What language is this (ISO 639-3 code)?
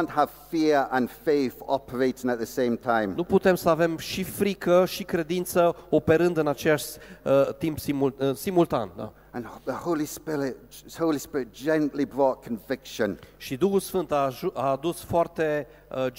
ron